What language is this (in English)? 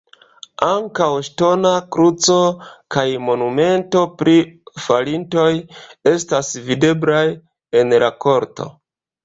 Esperanto